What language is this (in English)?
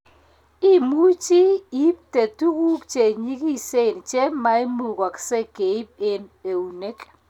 Kalenjin